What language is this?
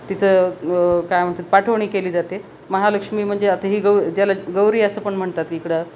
Marathi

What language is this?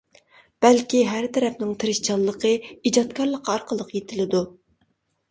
Uyghur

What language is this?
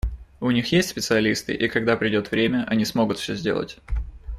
Russian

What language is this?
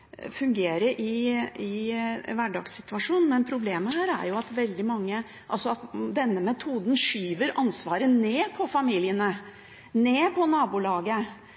Norwegian Bokmål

